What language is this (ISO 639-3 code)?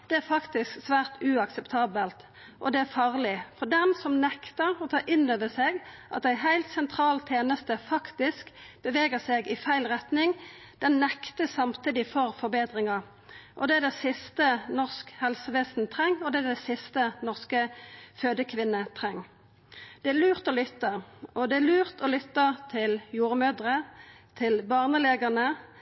nno